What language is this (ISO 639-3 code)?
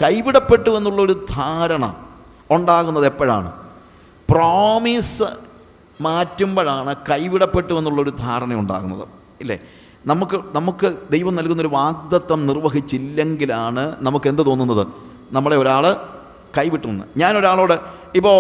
mal